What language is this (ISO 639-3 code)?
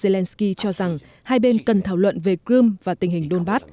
vie